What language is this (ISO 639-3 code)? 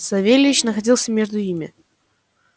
rus